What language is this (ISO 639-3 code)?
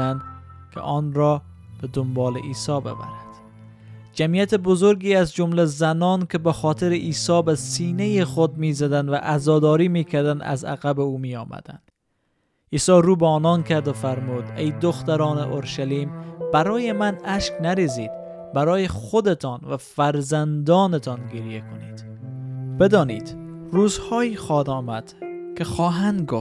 fas